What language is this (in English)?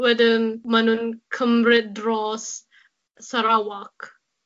Welsh